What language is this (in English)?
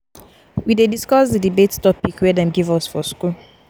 Nigerian Pidgin